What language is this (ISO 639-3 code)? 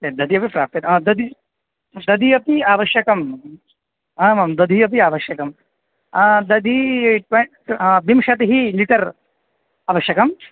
san